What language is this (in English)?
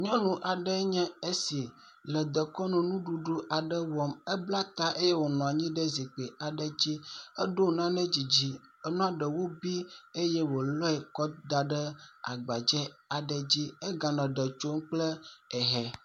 Ewe